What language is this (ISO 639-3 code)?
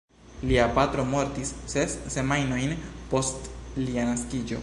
epo